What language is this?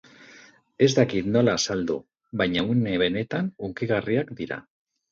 Basque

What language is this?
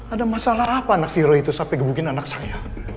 Indonesian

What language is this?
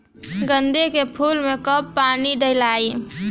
Bhojpuri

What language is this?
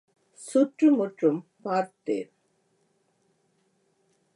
Tamil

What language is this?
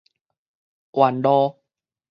Min Nan Chinese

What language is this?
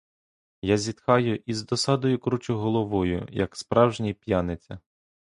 Ukrainian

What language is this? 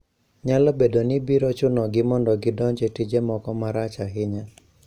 Luo (Kenya and Tanzania)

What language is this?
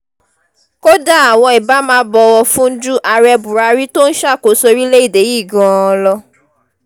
Yoruba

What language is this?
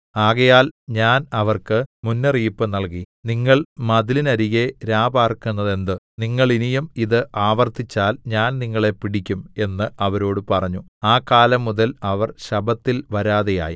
Malayalam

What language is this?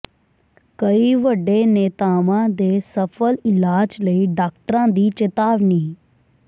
Punjabi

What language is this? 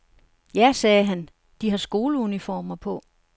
Danish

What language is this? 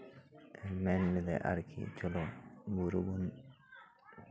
Santali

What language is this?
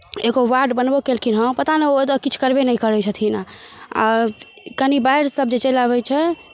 Maithili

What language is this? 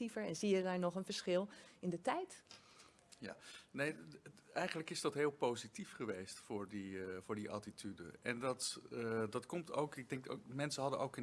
Dutch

